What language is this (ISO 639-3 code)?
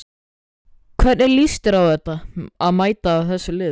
isl